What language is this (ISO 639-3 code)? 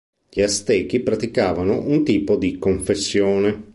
ita